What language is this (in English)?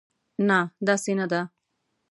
Pashto